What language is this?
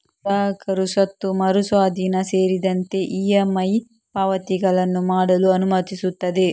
Kannada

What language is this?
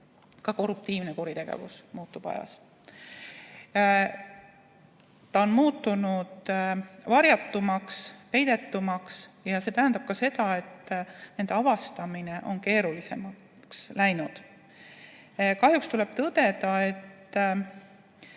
Estonian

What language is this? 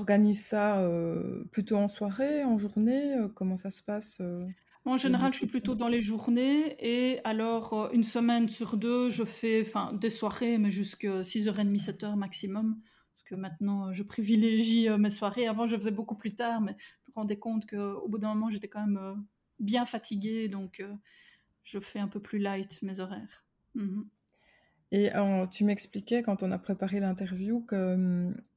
French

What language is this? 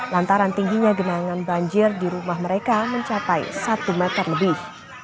Indonesian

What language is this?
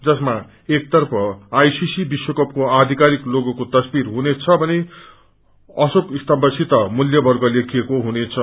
Nepali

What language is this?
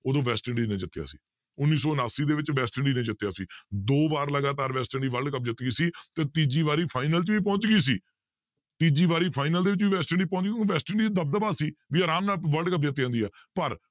Punjabi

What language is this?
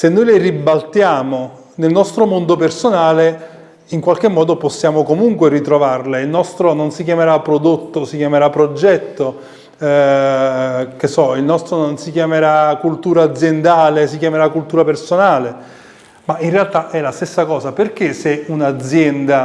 Italian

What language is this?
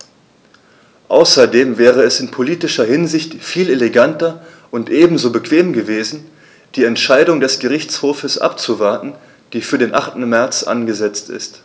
German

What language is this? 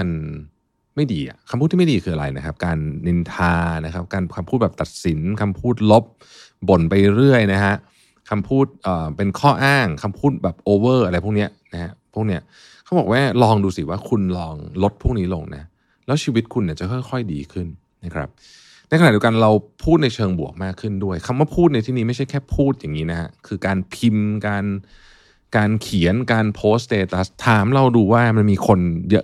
Thai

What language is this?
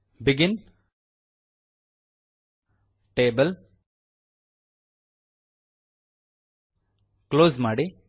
Kannada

